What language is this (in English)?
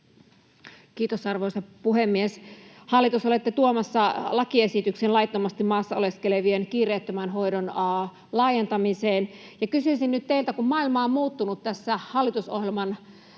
Finnish